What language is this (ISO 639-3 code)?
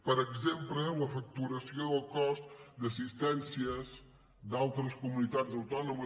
cat